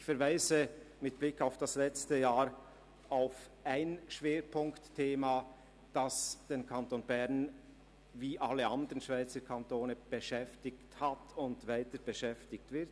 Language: Swiss German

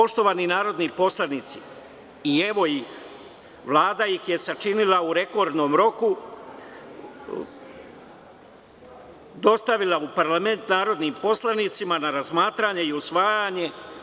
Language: Serbian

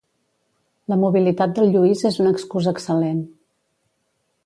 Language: Catalan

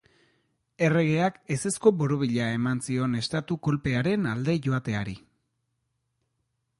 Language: Basque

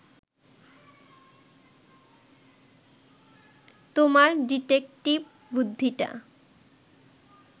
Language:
Bangla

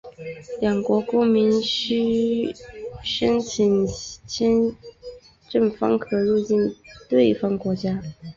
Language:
Chinese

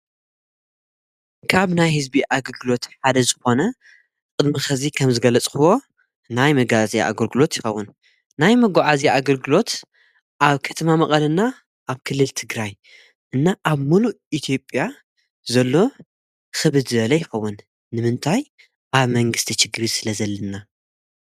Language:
Tigrinya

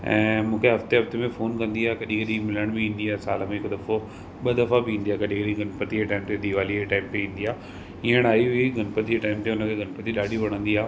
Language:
Sindhi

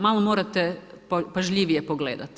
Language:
Croatian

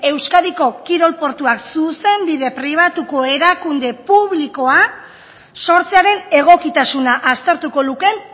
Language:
Basque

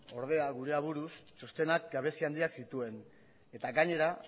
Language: Basque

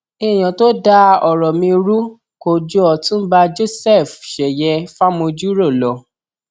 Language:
Yoruba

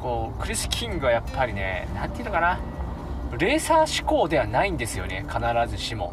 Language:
Japanese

